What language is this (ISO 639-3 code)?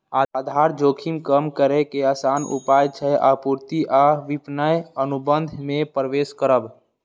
mai